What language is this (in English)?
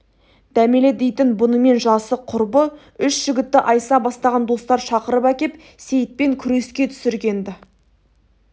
Kazakh